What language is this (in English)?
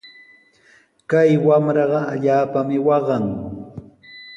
Sihuas Ancash Quechua